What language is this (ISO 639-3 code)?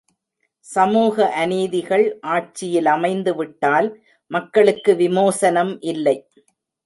tam